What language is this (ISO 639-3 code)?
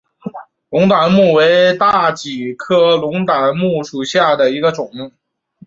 zho